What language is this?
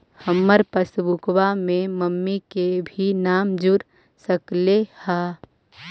Magahi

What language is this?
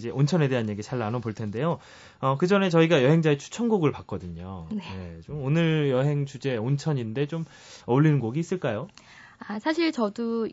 Korean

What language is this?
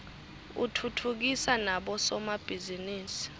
Swati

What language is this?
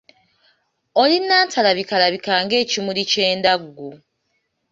Ganda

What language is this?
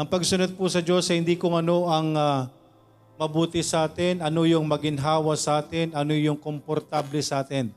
Filipino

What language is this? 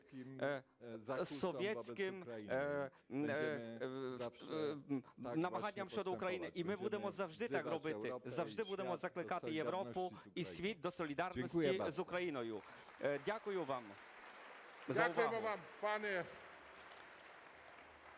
Ukrainian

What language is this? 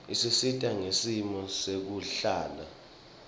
Swati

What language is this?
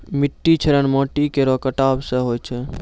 Maithili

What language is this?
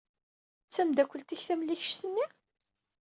Kabyle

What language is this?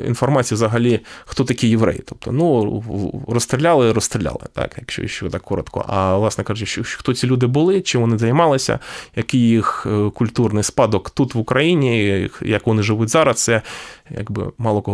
Ukrainian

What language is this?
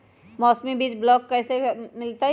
Magahi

